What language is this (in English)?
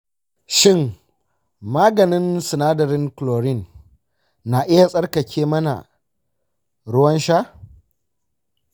Hausa